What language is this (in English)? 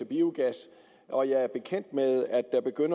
Danish